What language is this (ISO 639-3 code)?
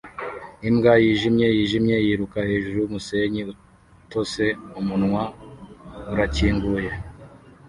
kin